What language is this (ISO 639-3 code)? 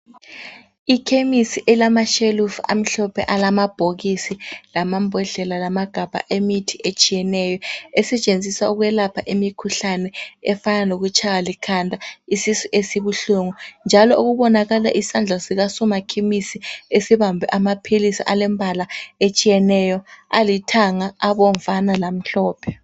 nde